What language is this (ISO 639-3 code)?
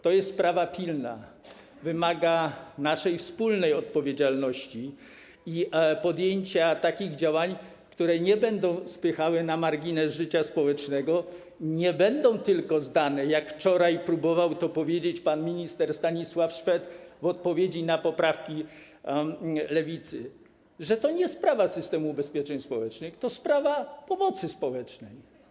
pol